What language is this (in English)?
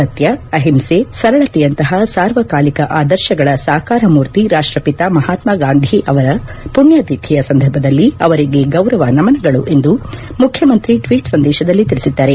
Kannada